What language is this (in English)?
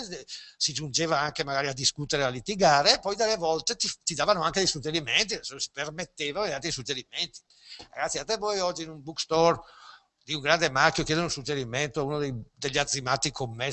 Italian